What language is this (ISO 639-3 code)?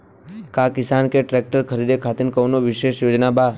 bho